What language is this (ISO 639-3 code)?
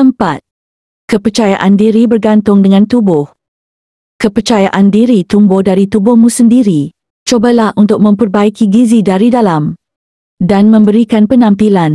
msa